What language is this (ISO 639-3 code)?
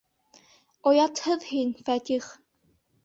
bak